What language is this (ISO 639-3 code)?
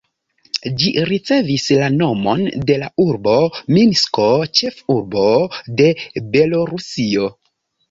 epo